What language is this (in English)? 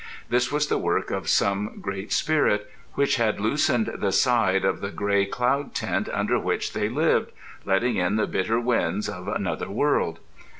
English